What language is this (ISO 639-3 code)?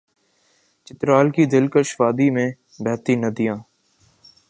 urd